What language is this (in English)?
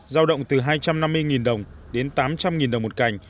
Vietnamese